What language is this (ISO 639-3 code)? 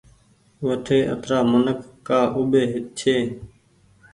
gig